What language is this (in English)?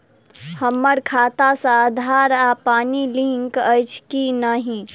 Maithili